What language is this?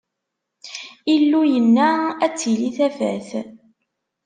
Kabyle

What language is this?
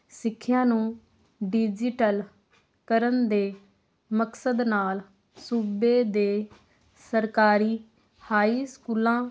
Punjabi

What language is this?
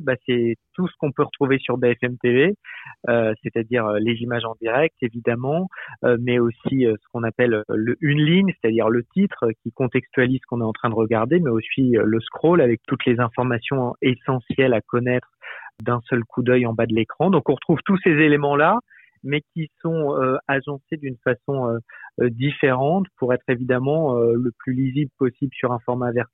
French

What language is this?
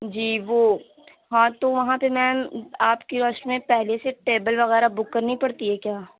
Urdu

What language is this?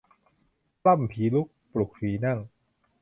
Thai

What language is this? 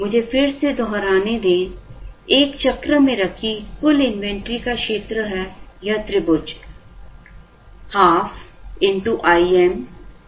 Hindi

